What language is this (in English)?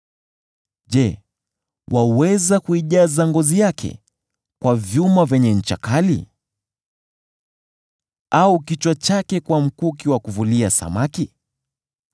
Swahili